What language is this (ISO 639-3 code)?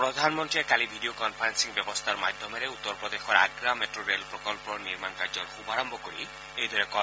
asm